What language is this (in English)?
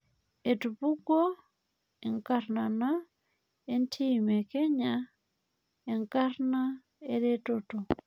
Masai